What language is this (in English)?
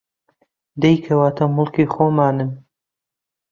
Central Kurdish